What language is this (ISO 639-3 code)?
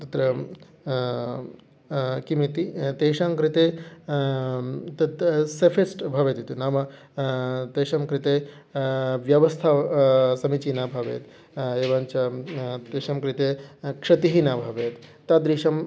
san